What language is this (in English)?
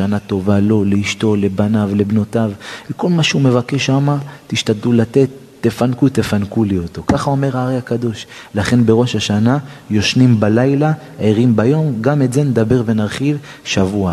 Hebrew